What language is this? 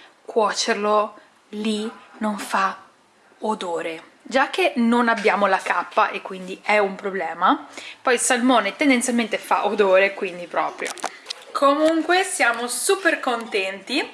Italian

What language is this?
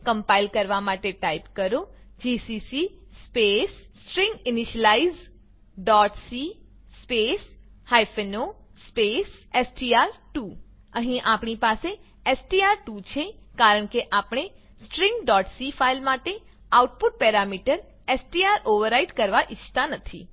Gujarati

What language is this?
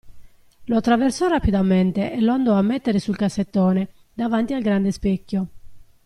Italian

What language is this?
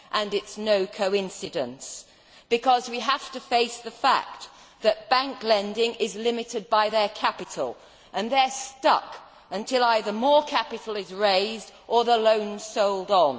English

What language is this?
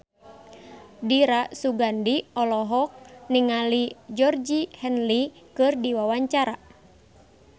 Sundanese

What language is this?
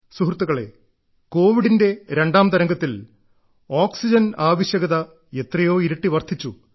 Malayalam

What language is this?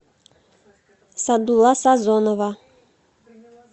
Russian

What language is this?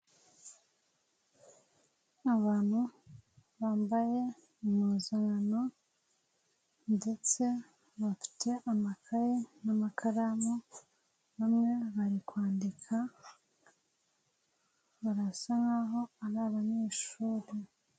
Kinyarwanda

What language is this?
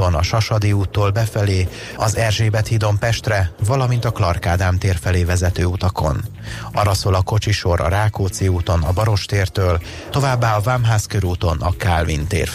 Hungarian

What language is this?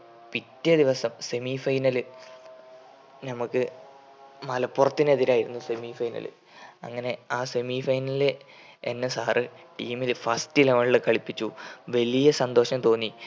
Malayalam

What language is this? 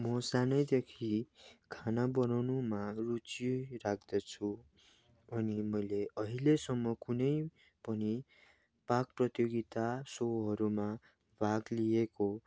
Nepali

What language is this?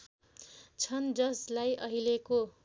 Nepali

